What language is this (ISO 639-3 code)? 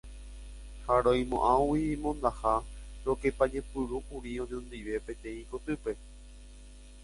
grn